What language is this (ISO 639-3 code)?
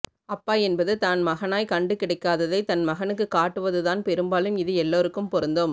tam